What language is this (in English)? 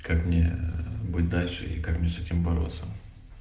Russian